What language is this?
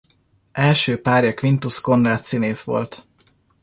Hungarian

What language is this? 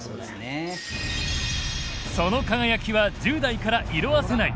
Japanese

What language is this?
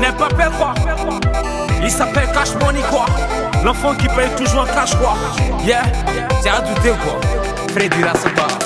Greek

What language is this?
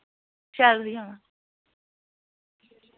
Dogri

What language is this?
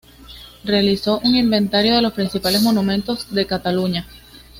Spanish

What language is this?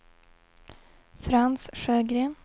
Swedish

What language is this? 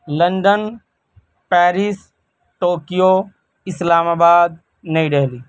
Urdu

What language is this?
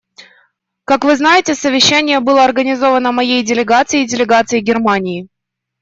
Russian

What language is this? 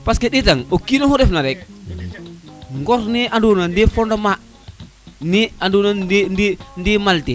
Serer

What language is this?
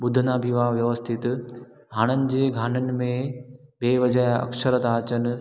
Sindhi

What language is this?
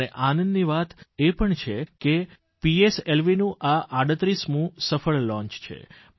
Gujarati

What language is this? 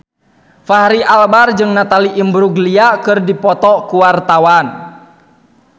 Sundanese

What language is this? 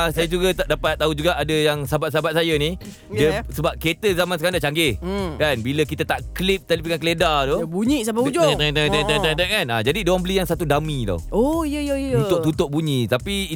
Malay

